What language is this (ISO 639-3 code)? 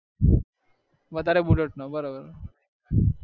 guj